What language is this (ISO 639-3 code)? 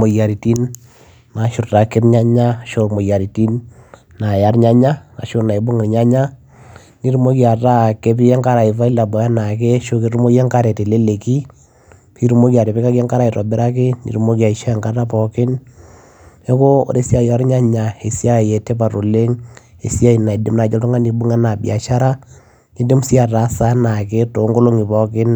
mas